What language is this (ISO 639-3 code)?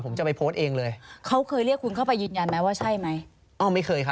tha